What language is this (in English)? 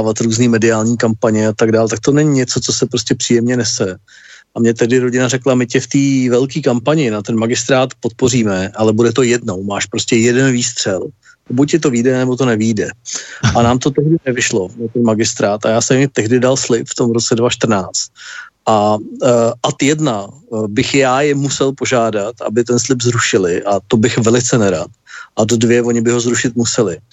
Czech